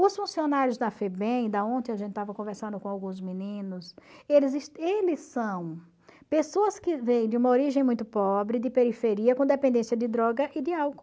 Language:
Portuguese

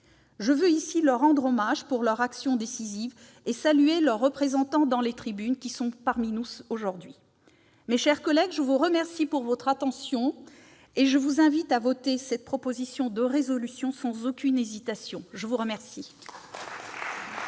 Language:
French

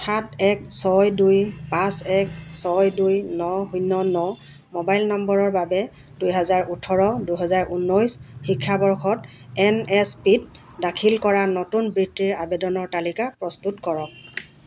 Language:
Assamese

